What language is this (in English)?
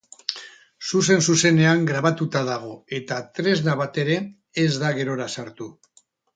Basque